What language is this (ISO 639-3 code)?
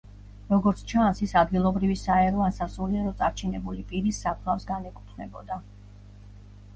kat